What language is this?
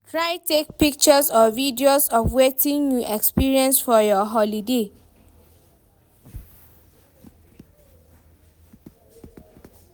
Nigerian Pidgin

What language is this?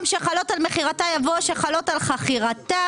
Hebrew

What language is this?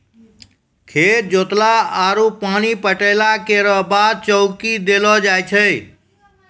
Maithili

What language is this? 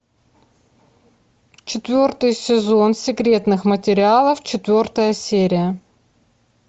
Russian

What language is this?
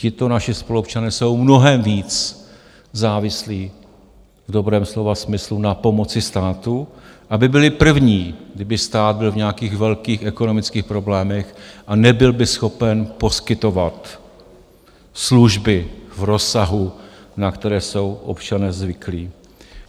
Czech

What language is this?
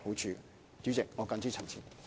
Cantonese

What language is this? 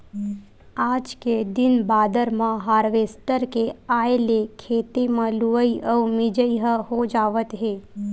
Chhattisgarhi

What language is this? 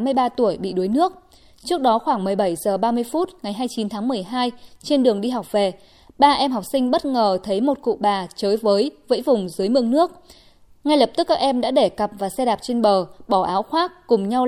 Vietnamese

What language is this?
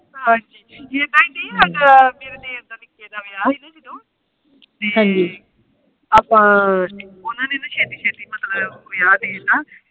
Punjabi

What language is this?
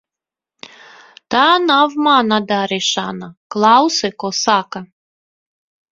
Latvian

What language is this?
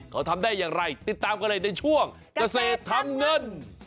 Thai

